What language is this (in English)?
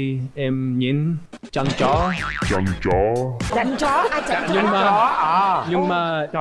Vietnamese